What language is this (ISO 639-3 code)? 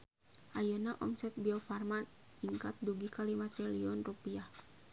sun